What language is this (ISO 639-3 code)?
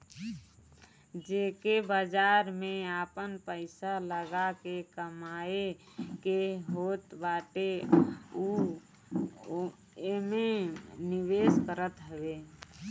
bho